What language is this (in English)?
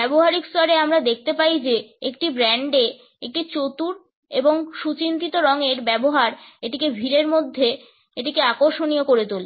Bangla